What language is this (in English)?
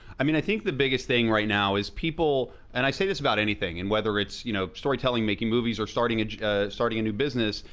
English